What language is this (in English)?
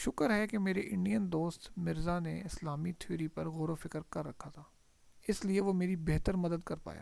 Urdu